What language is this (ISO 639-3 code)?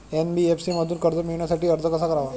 mar